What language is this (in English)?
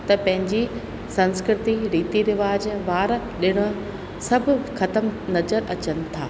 Sindhi